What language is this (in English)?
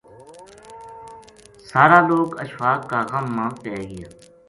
Gujari